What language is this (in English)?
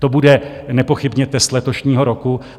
Czech